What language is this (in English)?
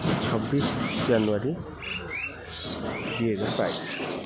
Odia